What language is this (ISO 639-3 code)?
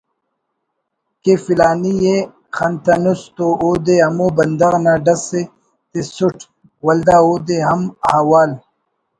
brh